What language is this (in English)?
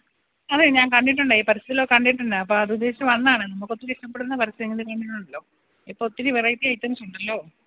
Malayalam